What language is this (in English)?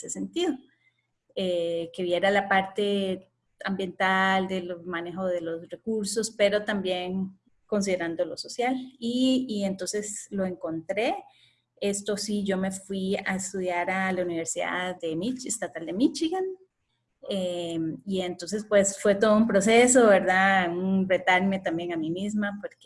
Spanish